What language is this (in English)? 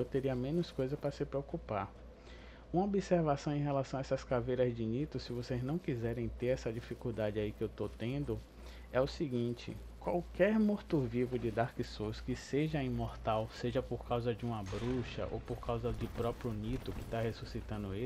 Portuguese